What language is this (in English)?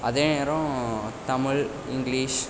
Tamil